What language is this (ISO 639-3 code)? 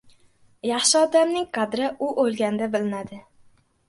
uzb